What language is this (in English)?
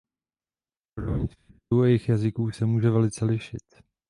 Czech